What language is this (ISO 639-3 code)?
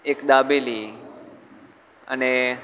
guj